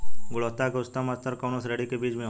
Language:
Bhojpuri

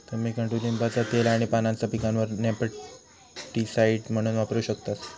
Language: Marathi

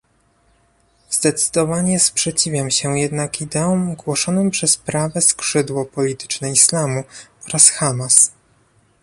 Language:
Polish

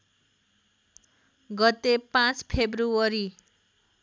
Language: Nepali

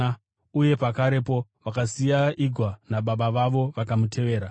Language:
Shona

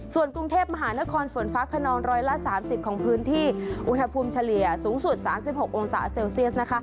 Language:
Thai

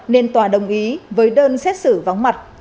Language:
Vietnamese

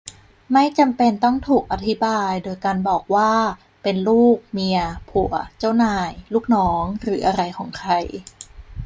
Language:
Thai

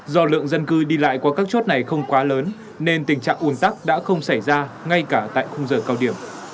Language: Vietnamese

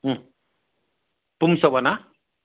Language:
Sanskrit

